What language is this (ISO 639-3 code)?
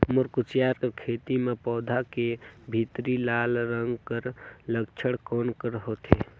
hne